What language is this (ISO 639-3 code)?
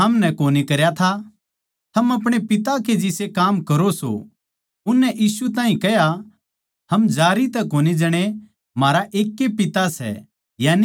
bgc